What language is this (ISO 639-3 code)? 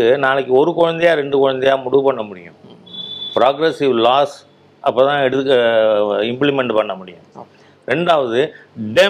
tam